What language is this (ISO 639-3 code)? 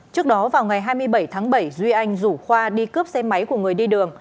vie